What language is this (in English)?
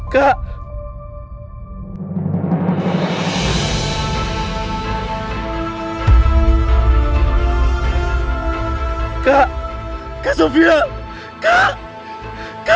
Indonesian